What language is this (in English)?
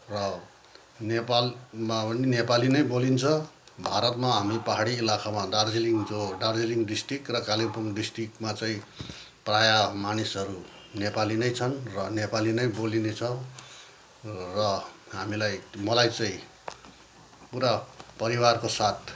Nepali